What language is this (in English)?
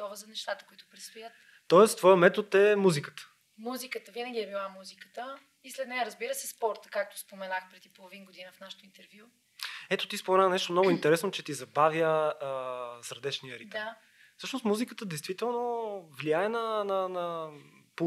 Bulgarian